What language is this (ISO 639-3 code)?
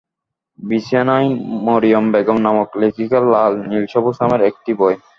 ben